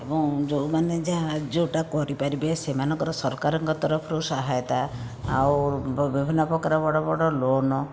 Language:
Odia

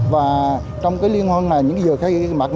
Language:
Vietnamese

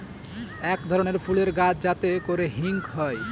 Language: Bangla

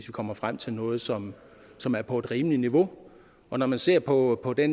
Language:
Danish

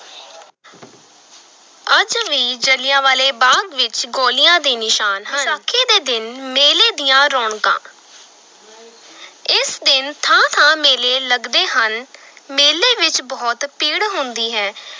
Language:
Punjabi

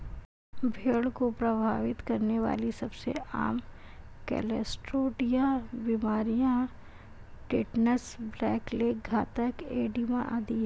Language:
Hindi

